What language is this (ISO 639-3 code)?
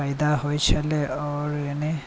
mai